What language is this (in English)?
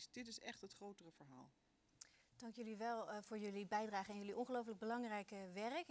Dutch